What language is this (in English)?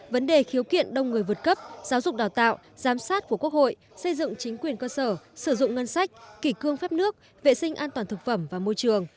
Vietnamese